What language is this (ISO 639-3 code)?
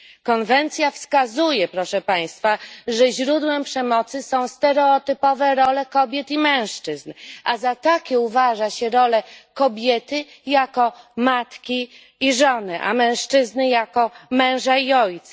pol